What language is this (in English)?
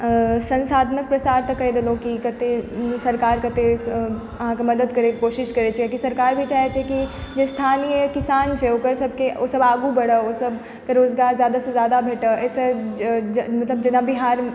Maithili